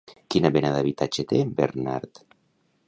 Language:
Catalan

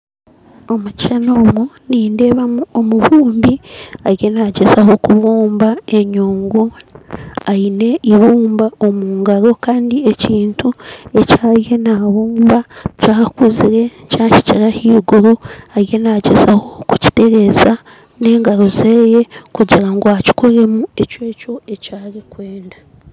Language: Nyankole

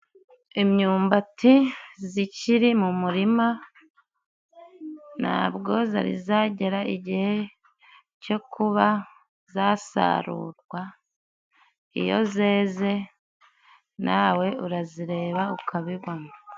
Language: Kinyarwanda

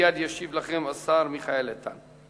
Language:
Hebrew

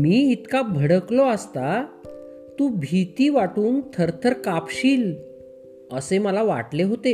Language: Marathi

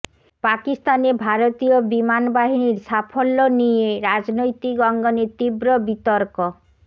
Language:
Bangla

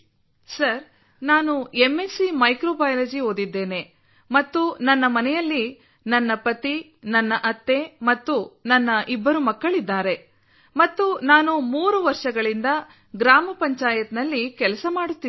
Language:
Kannada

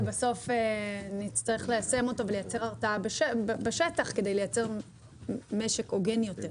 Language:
Hebrew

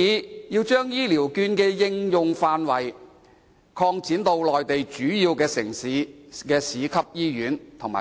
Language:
Cantonese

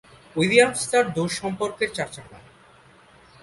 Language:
Bangla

